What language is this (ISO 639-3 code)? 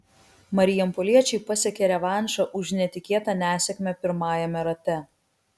lit